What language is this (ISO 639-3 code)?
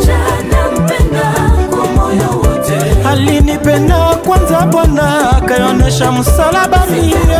ron